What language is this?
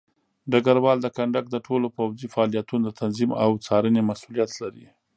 Pashto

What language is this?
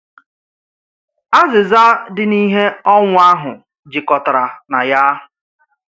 Igbo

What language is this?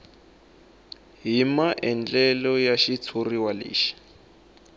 Tsonga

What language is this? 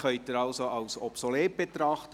Swiss German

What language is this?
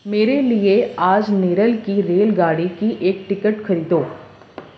Urdu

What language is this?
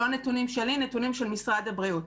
Hebrew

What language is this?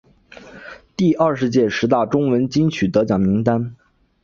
Chinese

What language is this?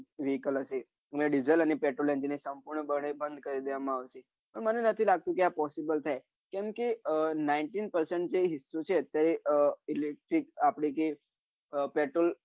Gujarati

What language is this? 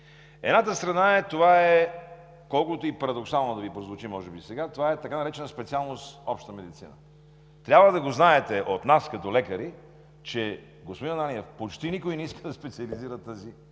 Bulgarian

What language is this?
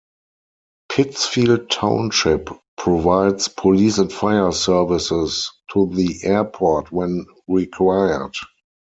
English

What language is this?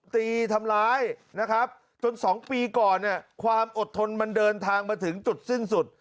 Thai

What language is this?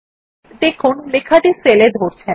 Bangla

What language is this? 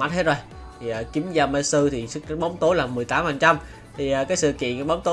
Vietnamese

